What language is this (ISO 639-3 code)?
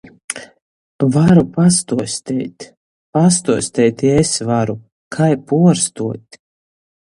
ltg